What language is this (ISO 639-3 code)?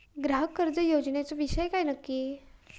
mar